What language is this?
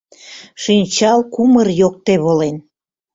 Mari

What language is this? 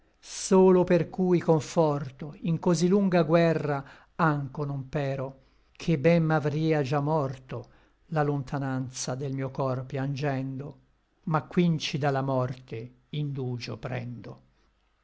Italian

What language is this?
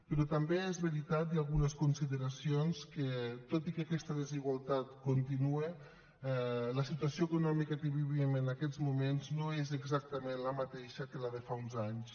Catalan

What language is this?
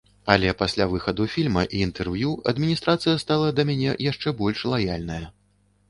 Belarusian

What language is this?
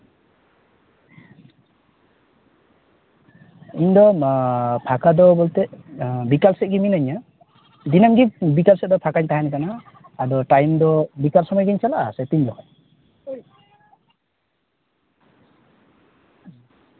Santali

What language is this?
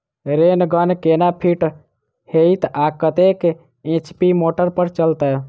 Maithili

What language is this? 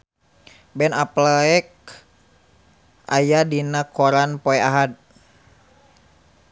Sundanese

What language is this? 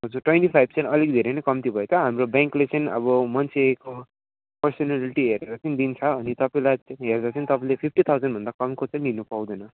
Nepali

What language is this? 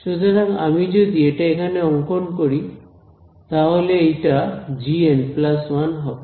Bangla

